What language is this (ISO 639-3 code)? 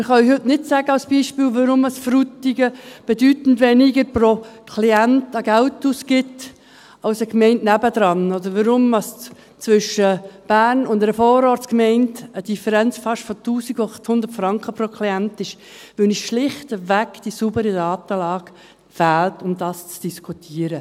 gsw